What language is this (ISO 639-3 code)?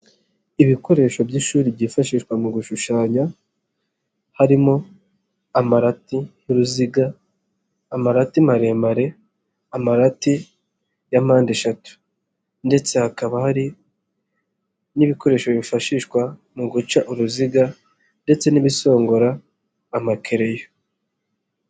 kin